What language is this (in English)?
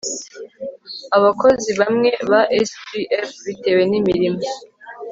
Kinyarwanda